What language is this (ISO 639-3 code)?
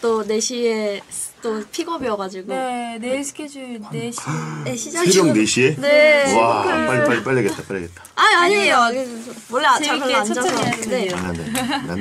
kor